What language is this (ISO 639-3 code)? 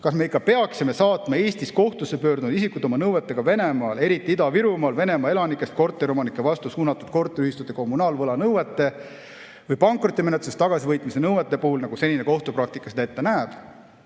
est